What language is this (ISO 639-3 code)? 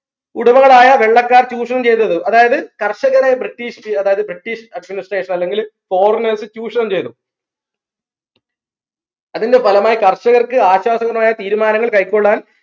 mal